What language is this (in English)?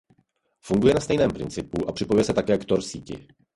Czech